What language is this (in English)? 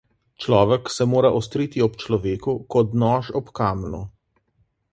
Slovenian